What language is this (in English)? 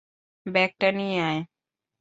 Bangla